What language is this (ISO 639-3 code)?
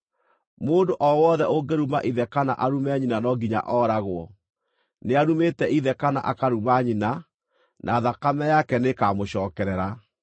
kik